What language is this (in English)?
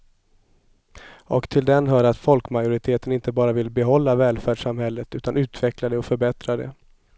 Swedish